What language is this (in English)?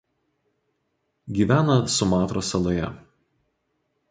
Lithuanian